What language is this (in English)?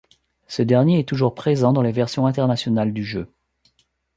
French